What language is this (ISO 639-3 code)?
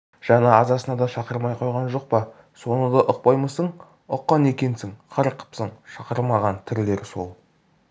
kaz